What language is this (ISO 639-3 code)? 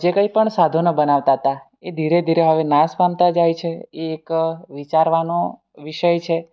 guj